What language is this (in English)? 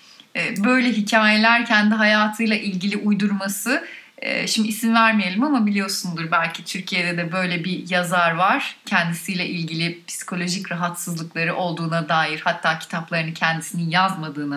Turkish